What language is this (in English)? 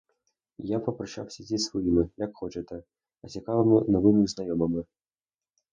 Ukrainian